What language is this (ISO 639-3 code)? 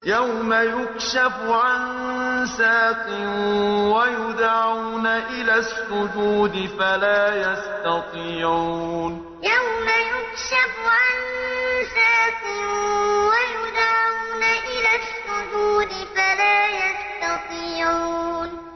ara